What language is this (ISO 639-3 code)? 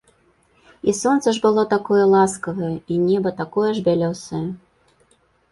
bel